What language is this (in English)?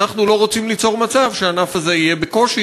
Hebrew